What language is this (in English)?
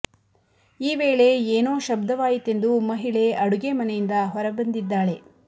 Kannada